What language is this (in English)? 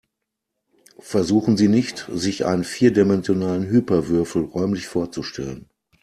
German